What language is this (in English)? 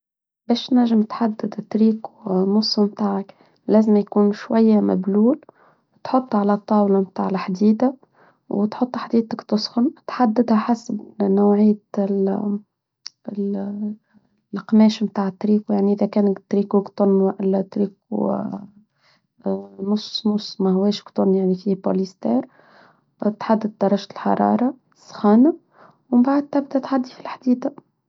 Tunisian Arabic